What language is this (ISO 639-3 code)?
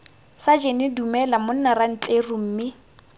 tsn